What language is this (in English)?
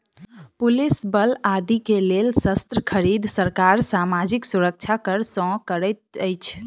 Maithili